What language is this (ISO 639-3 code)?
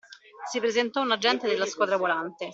ita